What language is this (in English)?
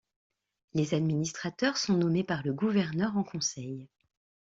French